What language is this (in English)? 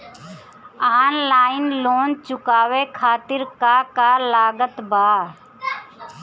Bhojpuri